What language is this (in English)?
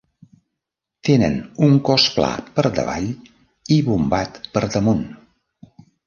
Catalan